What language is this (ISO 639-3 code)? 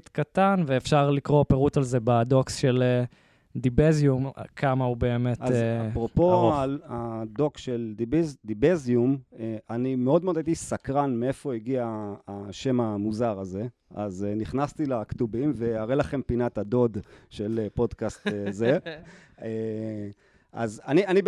heb